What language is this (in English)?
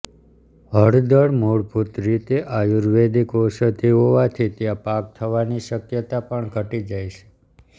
Gujarati